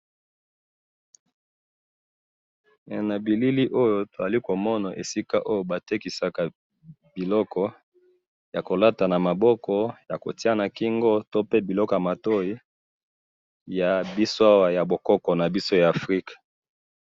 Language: Lingala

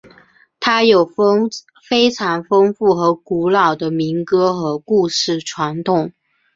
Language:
Chinese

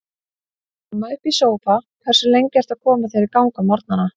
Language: Icelandic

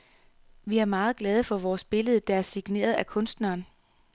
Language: Danish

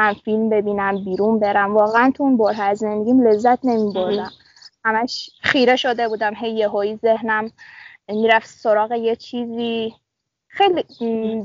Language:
Persian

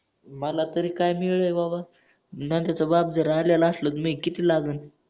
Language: Marathi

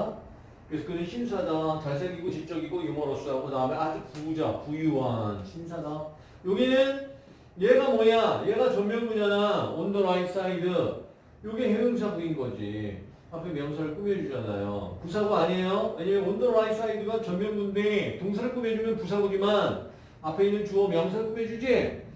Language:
Korean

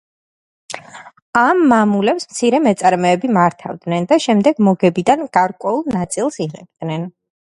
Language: Georgian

